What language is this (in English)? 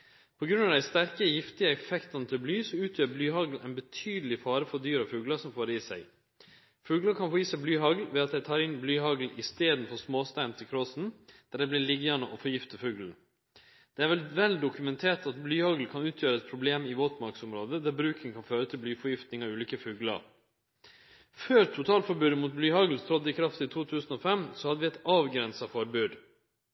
Norwegian Nynorsk